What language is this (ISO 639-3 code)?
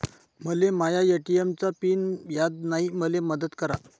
mar